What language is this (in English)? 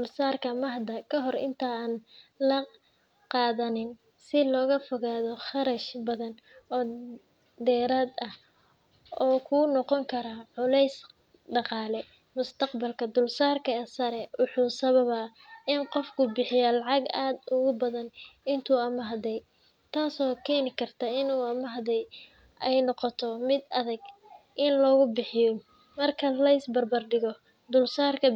Somali